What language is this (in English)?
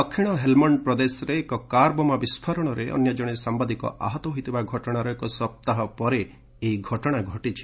Odia